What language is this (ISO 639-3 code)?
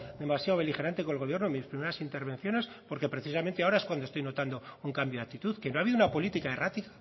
spa